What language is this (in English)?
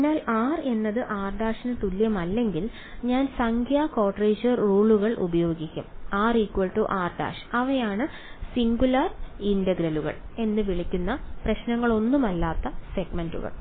Malayalam